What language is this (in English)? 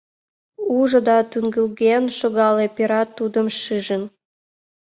Mari